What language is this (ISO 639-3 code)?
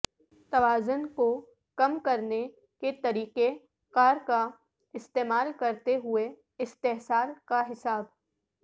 urd